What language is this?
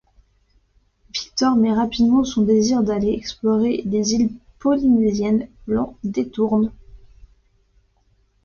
French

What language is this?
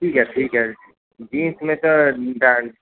Sindhi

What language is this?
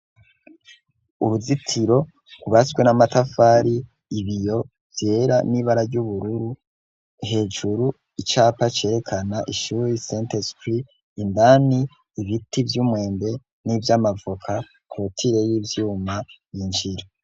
Rundi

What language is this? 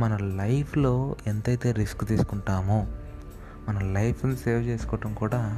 Telugu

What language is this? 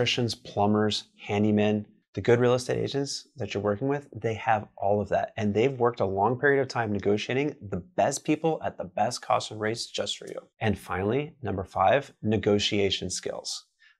English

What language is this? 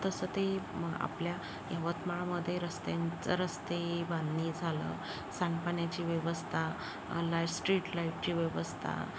Marathi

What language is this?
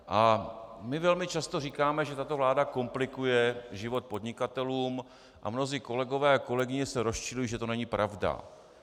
Czech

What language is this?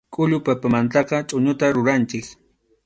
Arequipa-La Unión Quechua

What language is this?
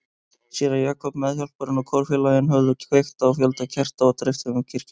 Icelandic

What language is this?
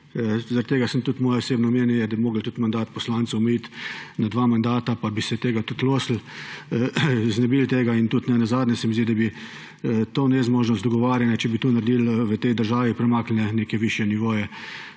Slovenian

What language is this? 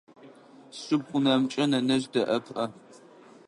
Adyghe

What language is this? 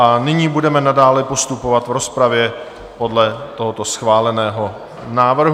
Czech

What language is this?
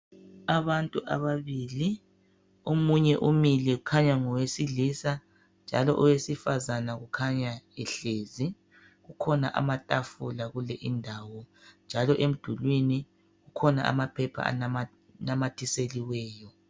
North Ndebele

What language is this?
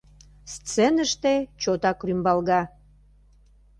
Mari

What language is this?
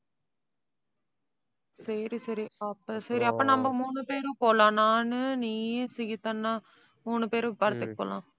Tamil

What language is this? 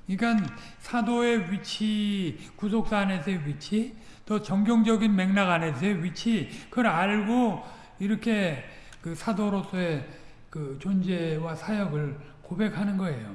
Korean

